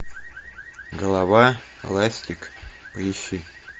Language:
Russian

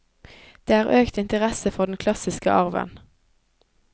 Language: Norwegian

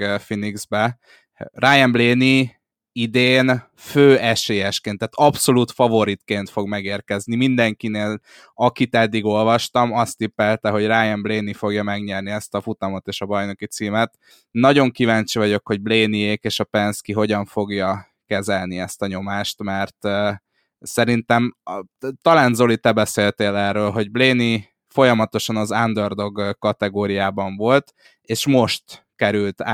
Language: Hungarian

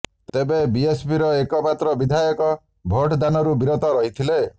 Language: Odia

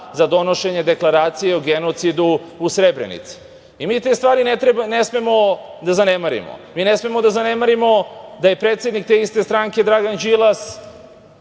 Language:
Serbian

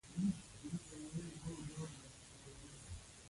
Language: Pashto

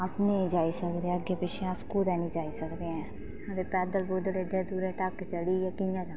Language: Dogri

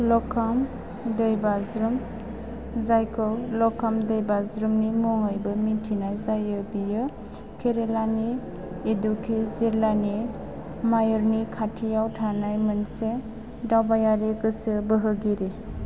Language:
Bodo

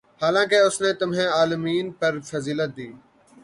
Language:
Urdu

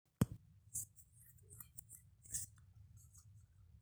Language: Masai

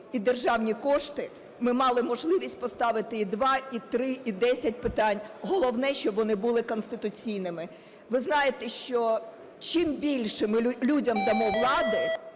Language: Ukrainian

